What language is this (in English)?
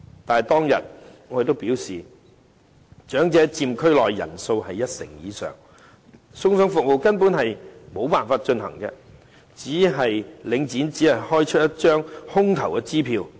Cantonese